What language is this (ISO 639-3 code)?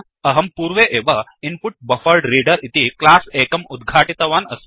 san